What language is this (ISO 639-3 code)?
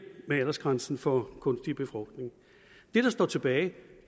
dan